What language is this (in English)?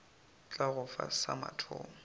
Northern Sotho